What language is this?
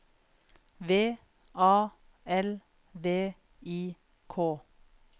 Norwegian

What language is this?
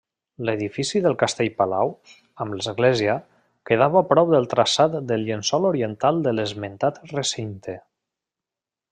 Catalan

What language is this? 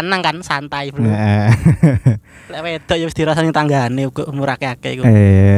Indonesian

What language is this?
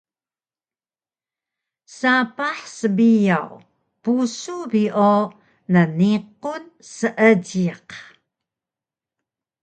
Taroko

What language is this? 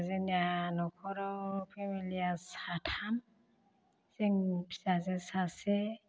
Bodo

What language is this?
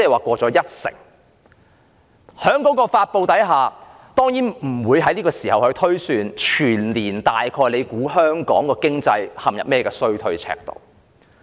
Cantonese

